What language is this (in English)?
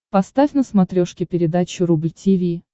Russian